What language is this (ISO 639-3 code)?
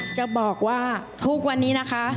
tha